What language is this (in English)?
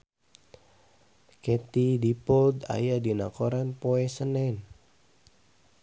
Sundanese